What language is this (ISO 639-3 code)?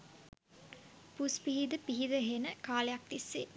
sin